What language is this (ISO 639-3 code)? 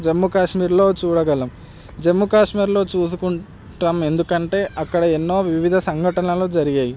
tel